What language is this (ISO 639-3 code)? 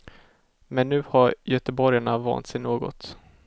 swe